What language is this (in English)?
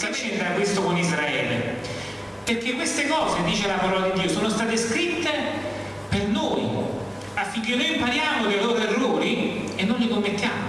Italian